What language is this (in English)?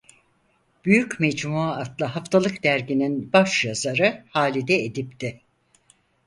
Turkish